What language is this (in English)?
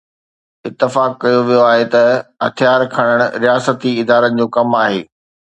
Sindhi